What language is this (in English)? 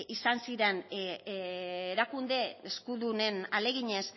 Basque